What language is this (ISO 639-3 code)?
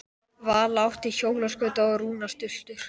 isl